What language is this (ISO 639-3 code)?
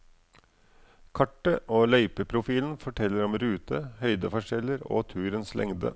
nor